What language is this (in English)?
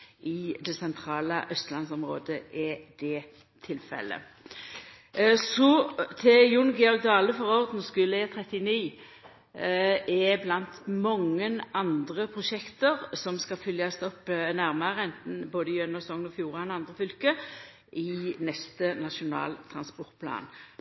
Norwegian Nynorsk